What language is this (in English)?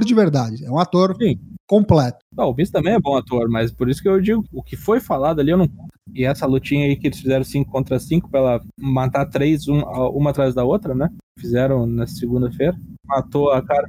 Portuguese